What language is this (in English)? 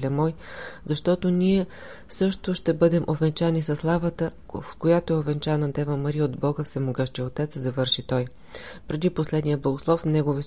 Bulgarian